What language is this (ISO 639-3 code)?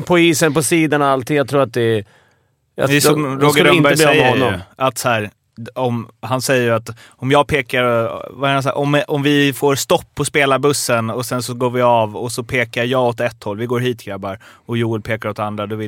swe